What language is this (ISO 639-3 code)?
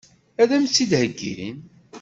kab